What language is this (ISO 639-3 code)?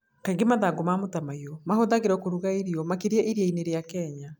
kik